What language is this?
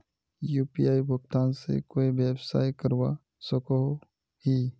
Magahi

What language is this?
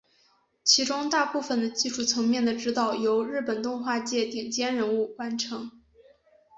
Chinese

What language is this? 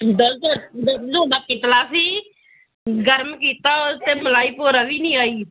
Punjabi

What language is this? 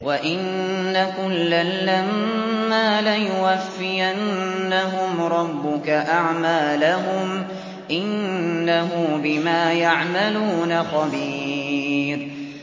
Arabic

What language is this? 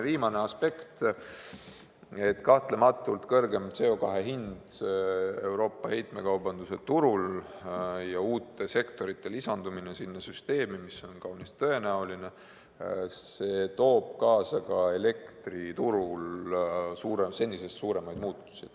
Estonian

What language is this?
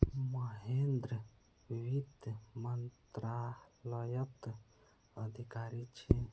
Magahi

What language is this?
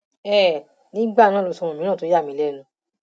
Yoruba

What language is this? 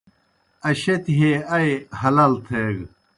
Kohistani Shina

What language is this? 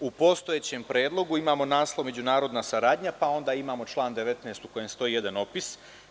Serbian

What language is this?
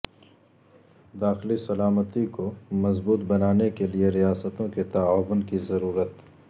Urdu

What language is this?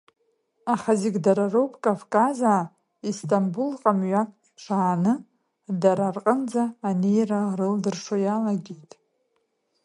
Abkhazian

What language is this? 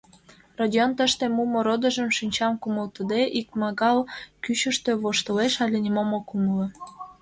Mari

